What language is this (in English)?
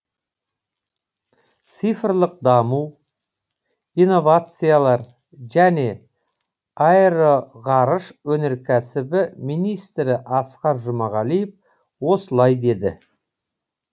Kazakh